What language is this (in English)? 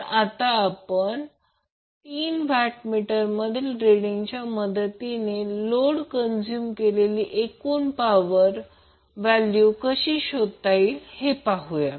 Marathi